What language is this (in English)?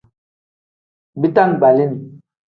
Tem